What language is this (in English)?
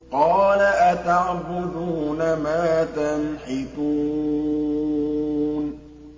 Arabic